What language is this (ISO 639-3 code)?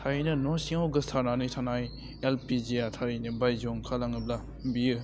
brx